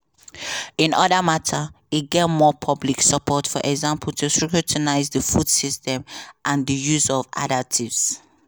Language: Nigerian Pidgin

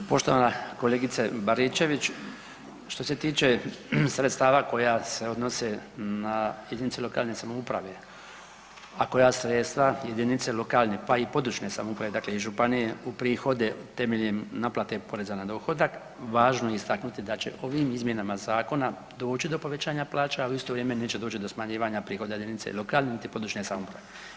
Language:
Croatian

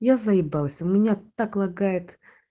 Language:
Russian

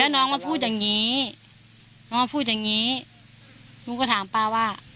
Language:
Thai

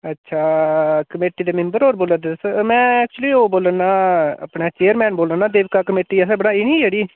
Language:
Dogri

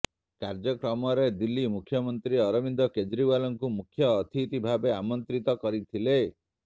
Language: Odia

